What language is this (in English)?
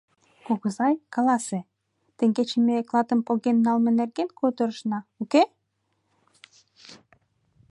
Mari